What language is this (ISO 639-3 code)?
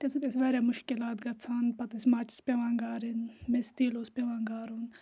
kas